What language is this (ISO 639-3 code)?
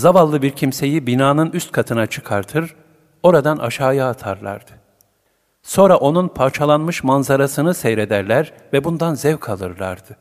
tur